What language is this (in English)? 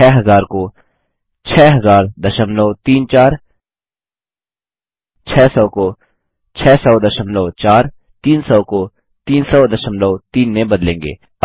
Hindi